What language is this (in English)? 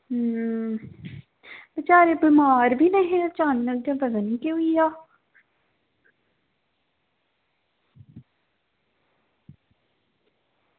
Dogri